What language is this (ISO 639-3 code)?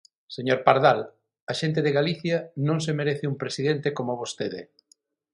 glg